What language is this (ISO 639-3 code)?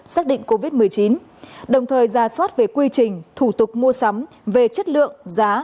vie